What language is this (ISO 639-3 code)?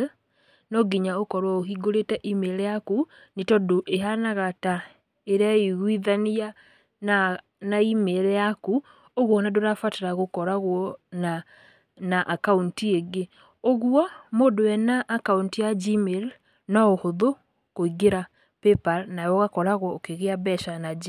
kik